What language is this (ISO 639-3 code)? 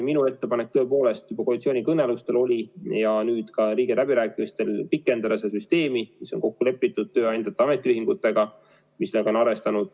est